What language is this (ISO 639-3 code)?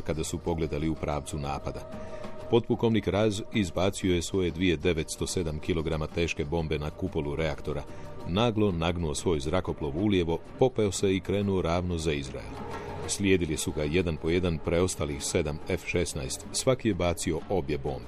hrv